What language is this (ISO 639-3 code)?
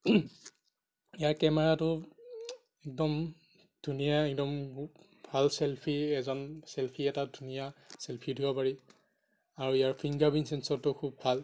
asm